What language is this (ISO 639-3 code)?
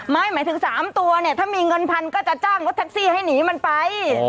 tha